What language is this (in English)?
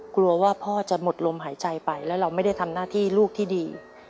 Thai